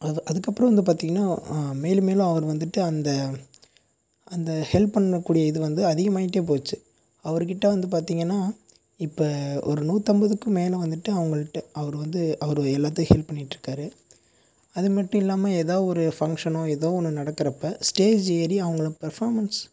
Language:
Tamil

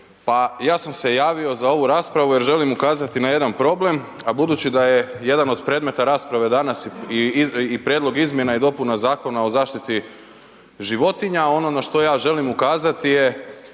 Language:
Croatian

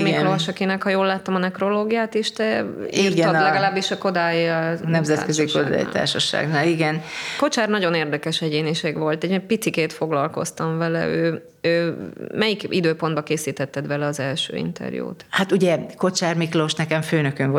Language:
Hungarian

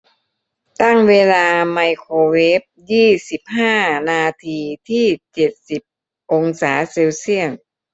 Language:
Thai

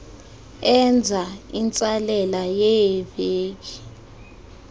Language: Xhosa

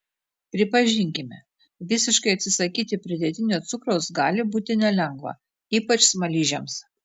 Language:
Lithuanian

